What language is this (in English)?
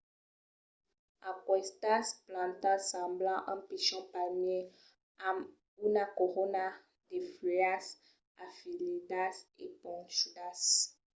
Occitan